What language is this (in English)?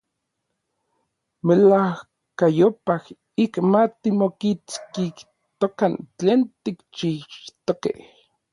Orizaba Nahuatl